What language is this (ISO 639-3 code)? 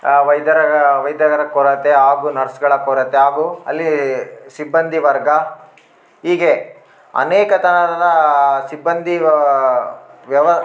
kan